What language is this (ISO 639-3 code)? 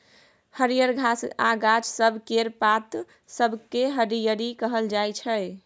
mai